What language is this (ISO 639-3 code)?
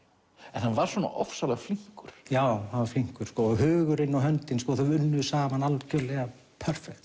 isl